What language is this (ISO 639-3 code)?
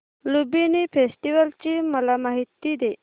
mar